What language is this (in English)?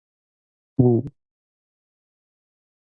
Min Nan Chinese